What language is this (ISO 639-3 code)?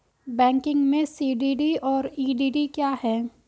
hin